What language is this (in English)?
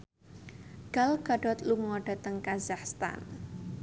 Javanese